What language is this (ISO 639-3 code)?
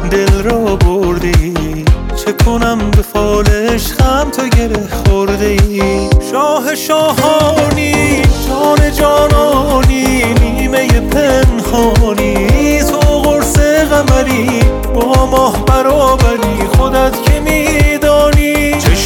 fas